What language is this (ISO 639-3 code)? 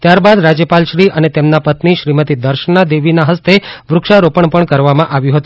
guj